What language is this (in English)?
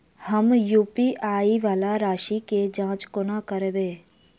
Maithili